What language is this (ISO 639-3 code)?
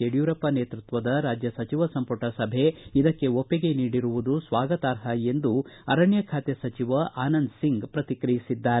kan